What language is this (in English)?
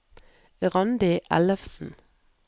Norwegian